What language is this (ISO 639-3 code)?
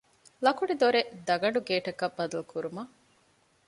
div